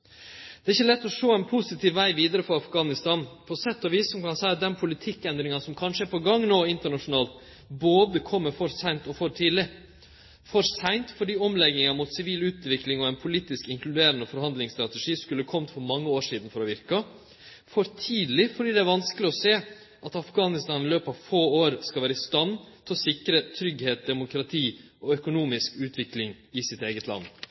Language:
Norwegian Nynorsk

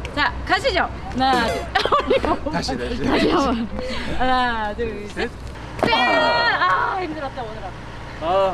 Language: Korean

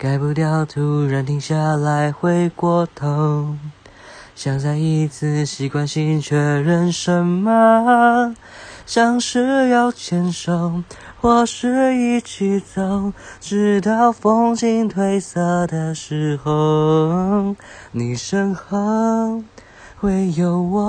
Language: Chinese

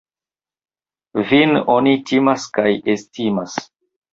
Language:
Esperanto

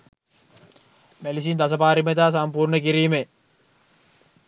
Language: Sinhala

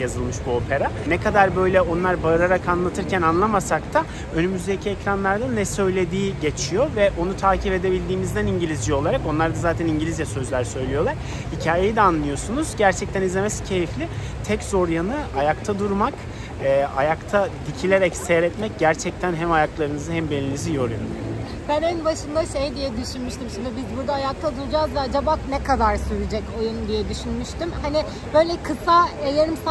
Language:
Turkish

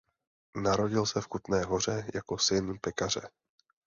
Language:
Czech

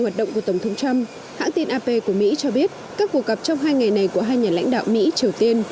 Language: Vietnamese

